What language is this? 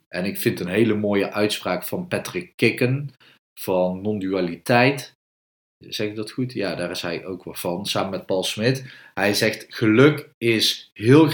Dutch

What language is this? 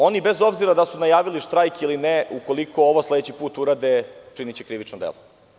Serbian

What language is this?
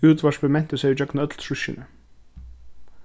Faroese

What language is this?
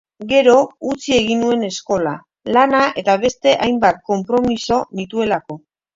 Basque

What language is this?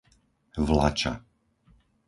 Slovak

